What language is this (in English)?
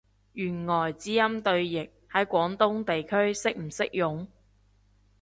Cantonese